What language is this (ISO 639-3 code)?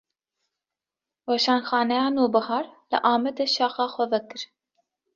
kur